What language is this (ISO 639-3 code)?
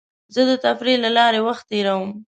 pus